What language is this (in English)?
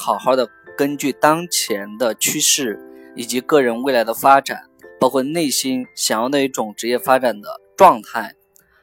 Chinese